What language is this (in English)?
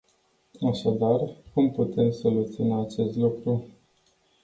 Romanian